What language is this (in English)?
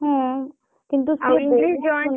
Odia